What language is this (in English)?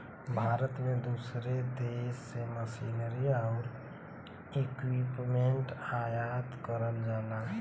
Bhojpuri